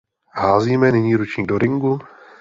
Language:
Czech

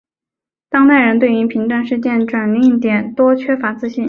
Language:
Chinese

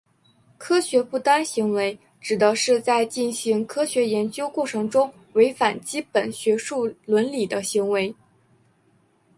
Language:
Chinese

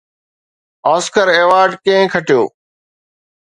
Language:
Sindhi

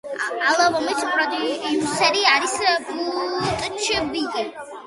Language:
Georgian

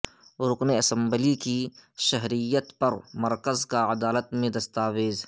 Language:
Urdu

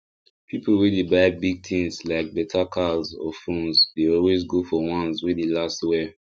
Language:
Nigerian Pidgin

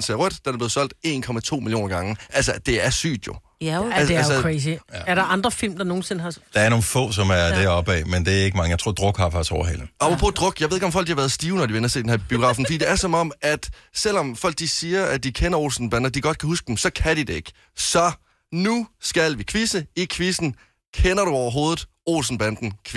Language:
Danish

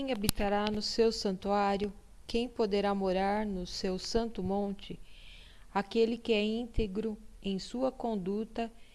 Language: Portuguese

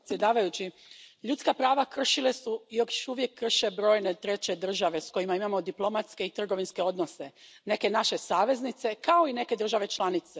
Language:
Croatian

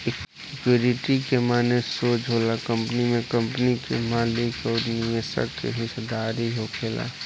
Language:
Bhojpuri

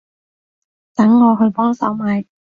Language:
Cantonese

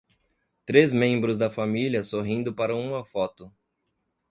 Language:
Portuguese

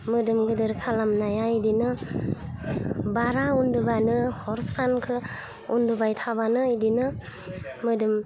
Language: Bodo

